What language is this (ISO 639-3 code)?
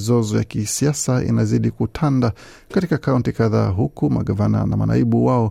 swa